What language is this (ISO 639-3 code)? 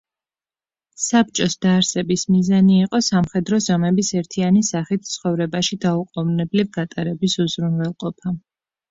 kat